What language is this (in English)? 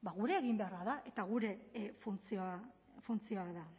Basque